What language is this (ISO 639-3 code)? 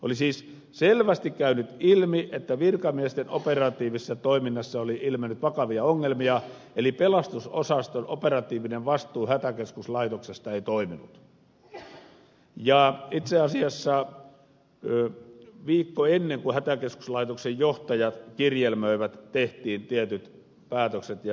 fin